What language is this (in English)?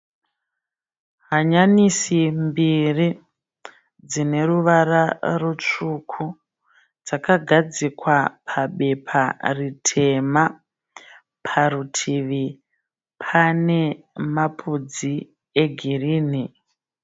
Shona